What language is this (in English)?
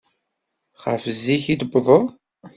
Kabyle